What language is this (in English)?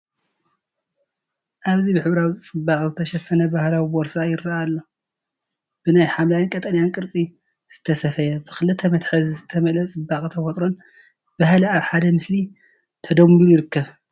Tigrinya